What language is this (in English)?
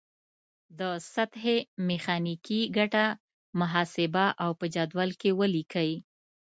Pashto